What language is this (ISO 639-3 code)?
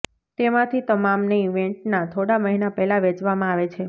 guj